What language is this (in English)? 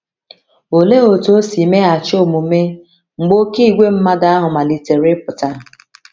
Igbo